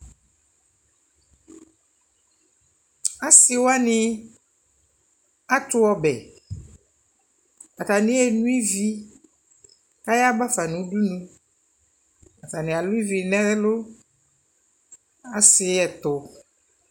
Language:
Ikposo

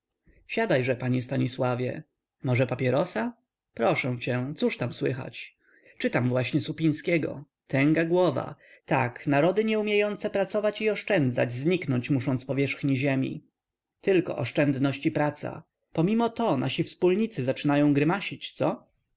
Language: Polish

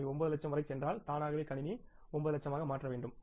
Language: Tamil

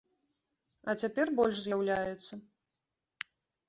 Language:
Belarusian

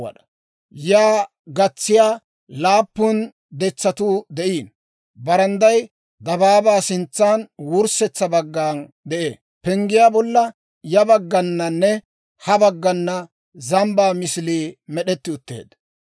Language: Dawro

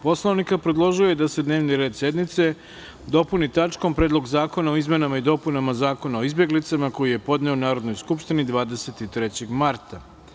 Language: Serbian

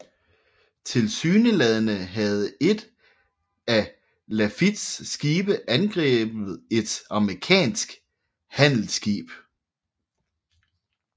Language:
Danish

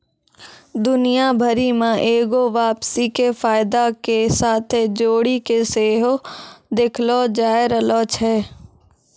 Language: Maithili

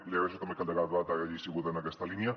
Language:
Catalan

